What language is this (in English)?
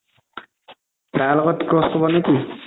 Assamese